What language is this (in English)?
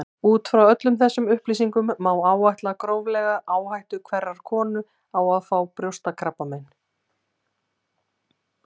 Icelandic